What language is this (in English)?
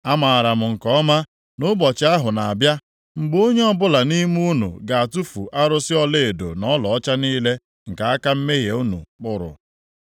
Igbo